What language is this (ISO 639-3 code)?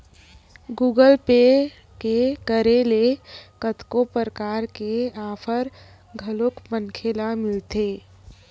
hne